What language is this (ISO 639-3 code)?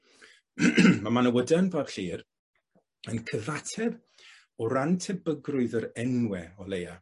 cym